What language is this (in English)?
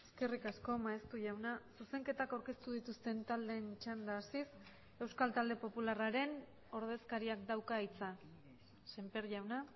Basque